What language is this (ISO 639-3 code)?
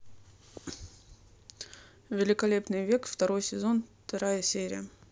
rus